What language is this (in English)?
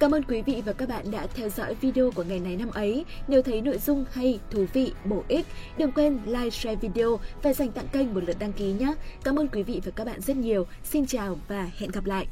Vietnamese